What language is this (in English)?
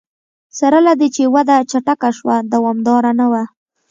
Pashto